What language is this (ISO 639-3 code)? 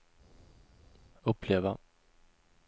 swe